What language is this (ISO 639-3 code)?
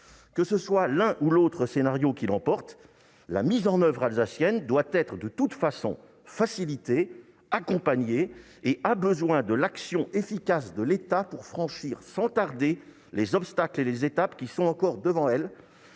fra